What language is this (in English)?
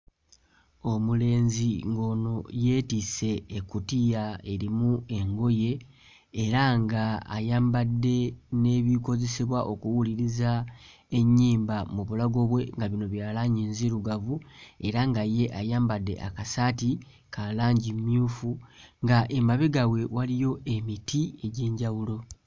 Ganda